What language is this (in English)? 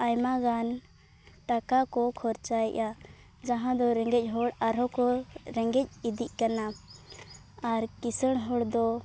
Santali